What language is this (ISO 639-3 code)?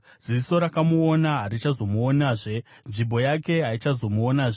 sna